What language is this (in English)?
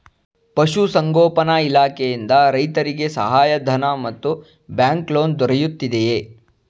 Kannada